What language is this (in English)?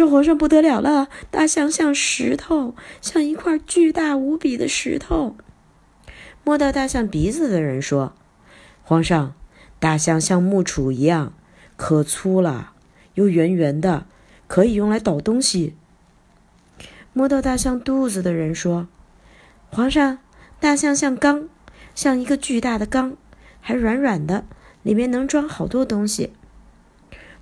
Chinese